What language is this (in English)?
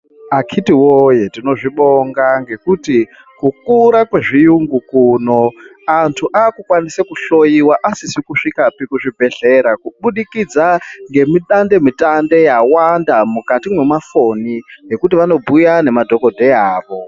Ndau